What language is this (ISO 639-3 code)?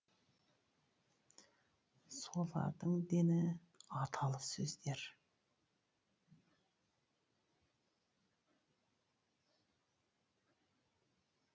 kaz